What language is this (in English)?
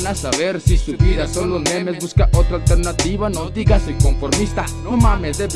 Spanish